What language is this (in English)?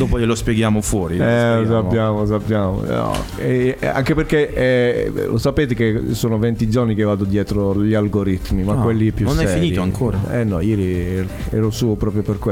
Italian